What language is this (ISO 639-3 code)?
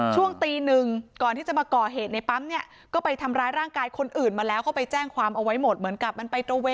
tha